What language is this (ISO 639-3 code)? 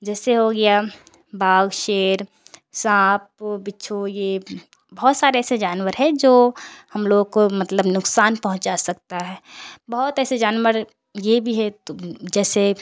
urd